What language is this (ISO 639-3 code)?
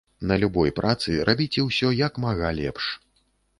bel